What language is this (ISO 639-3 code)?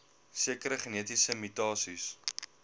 afr